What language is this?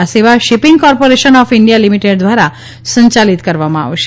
Gujarati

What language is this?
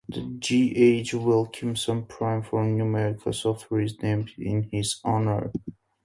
English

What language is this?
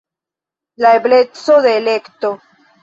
Esperanto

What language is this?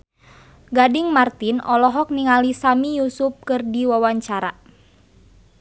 Sundanese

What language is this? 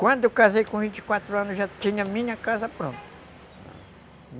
Portuguese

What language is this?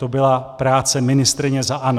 Czech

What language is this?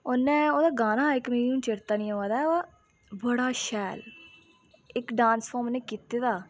Dogri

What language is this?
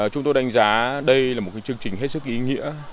Vietnamese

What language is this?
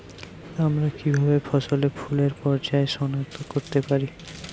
Bangla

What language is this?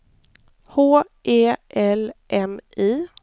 Swedish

